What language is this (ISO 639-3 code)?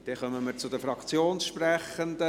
gsw